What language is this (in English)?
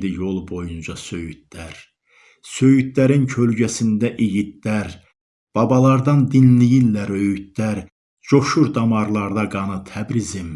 Turkish